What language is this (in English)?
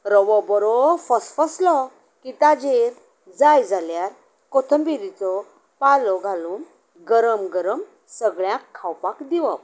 Konkani